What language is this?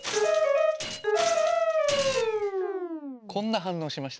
Japanese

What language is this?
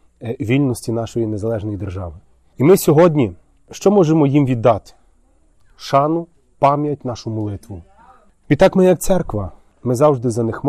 Ukrainian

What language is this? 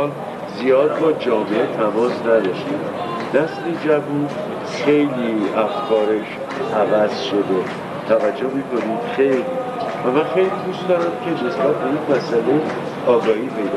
Persian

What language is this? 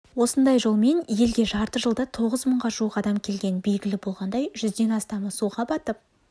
Kazakh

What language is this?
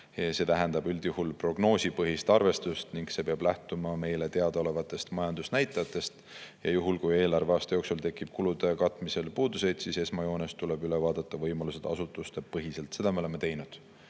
Estonian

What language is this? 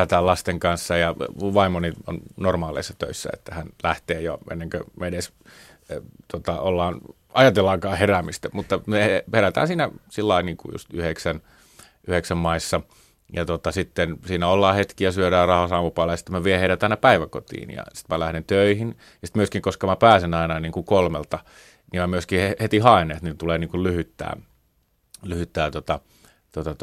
Finnish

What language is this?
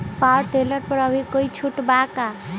Magahi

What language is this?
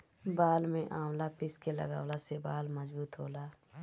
Bhojpuri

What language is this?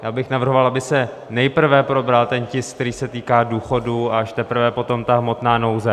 Czech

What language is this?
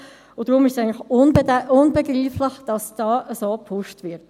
Swiss German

